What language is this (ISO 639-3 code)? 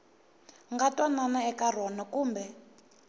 tso